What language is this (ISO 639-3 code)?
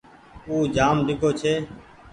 gig